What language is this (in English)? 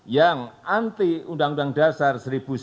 Indonesian